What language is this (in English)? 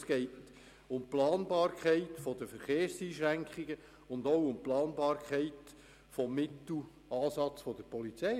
Swiss German